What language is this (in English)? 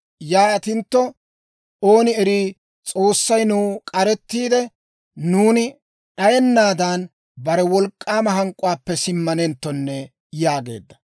Dawro